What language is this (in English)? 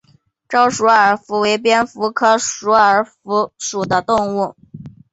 Chinese